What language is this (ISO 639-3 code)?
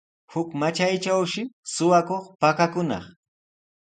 qws